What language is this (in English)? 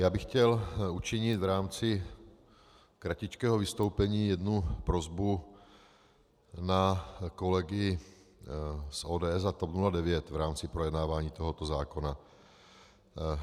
Czech